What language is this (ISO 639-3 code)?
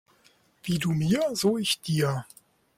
deu